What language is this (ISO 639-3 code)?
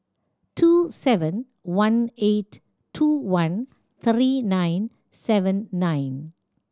eng